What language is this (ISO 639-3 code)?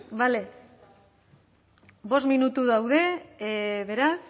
eus